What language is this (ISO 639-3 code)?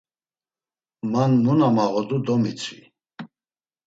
lzz